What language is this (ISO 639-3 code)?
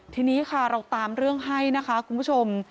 tha